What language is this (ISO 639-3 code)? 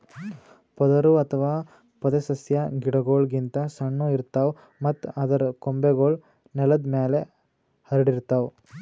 kan